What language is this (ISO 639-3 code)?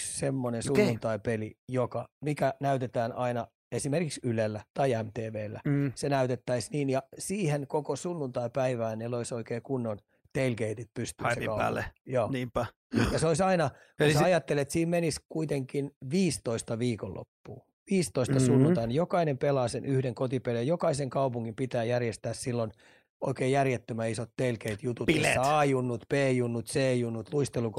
fin